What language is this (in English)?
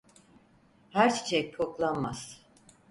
Turkish